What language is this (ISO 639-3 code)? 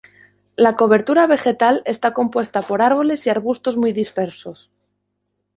spa